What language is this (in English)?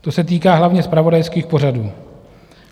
Czech